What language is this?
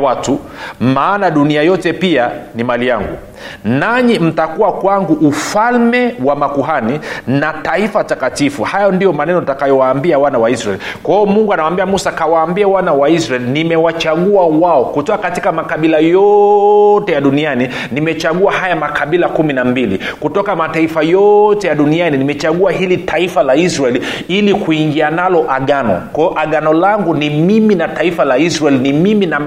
Swahili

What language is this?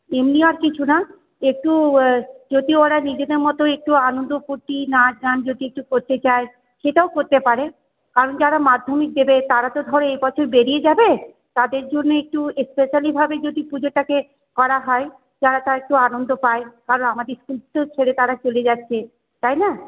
Bangla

